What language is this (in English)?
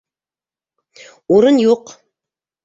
Bashkir